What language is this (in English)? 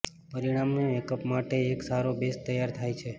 Gujarati